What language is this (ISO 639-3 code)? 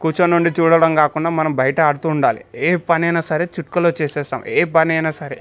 tel